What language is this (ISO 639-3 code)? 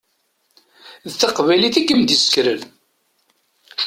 kab